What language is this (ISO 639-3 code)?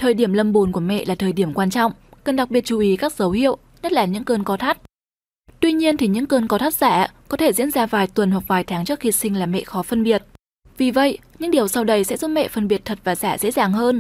vie